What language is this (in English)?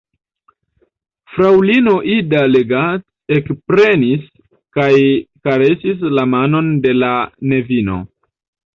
Esperanto